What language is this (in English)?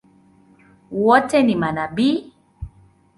Swahili